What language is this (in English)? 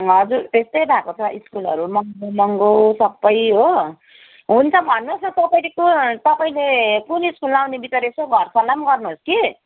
Nepali